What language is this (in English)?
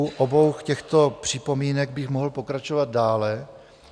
Czech